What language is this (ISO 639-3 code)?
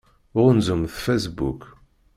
kab